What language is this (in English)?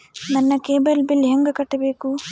Kannada